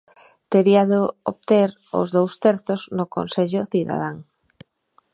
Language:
Galician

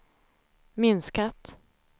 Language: Swedish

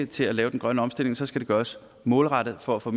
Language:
Danish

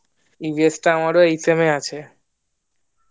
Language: Bangla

